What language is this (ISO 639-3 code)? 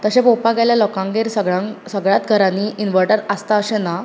kok